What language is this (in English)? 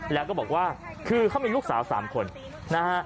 Thai